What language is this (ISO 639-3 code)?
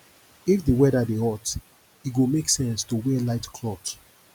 pcm